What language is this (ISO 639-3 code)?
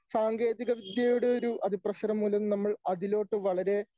mal